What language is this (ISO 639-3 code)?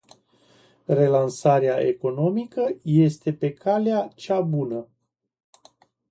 ron